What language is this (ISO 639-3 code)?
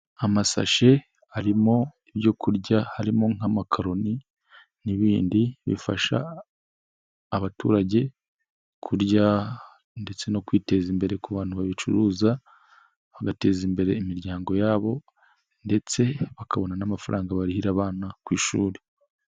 kin